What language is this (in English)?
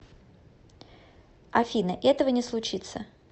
Russian